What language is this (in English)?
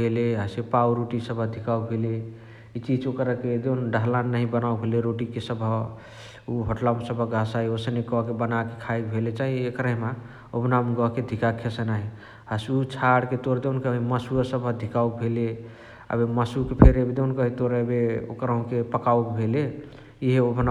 Chitwania Tharu